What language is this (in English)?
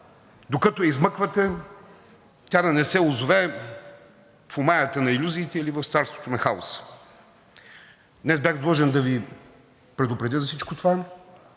Bulgarian